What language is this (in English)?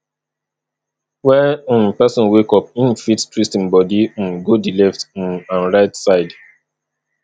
Nigerian Pidgin